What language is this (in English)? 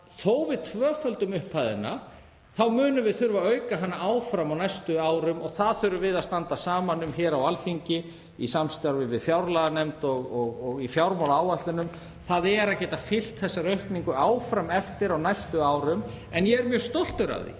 Icelandic